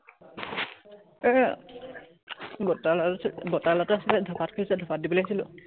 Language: Assamese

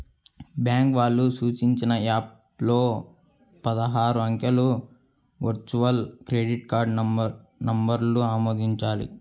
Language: Telugu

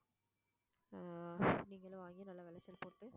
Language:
Tamil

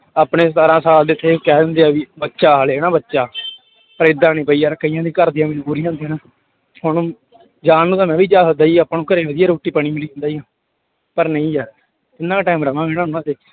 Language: Punjabi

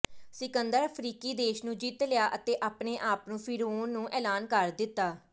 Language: Punjabi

